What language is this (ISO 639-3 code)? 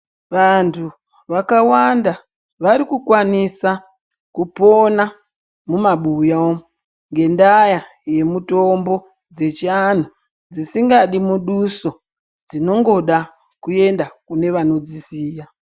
ndc